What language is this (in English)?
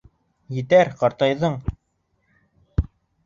Bashkir